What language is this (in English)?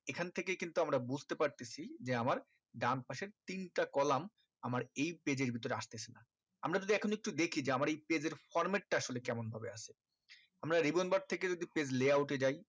Bangla